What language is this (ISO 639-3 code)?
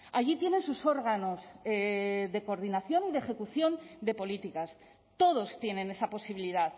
spa